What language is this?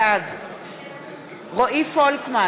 Hebrew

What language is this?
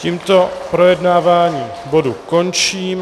Czech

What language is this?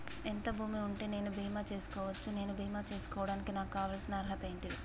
Telugu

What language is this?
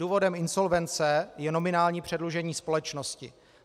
Czech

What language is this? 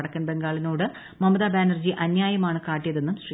Malayalam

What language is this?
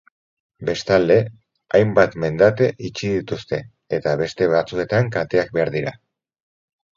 Basque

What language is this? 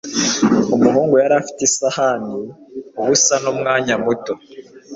Kinyarwanda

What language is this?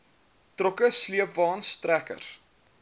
Afrikaans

